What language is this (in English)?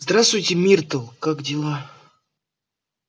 Russian